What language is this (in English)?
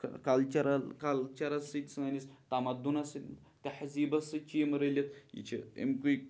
Kashmiri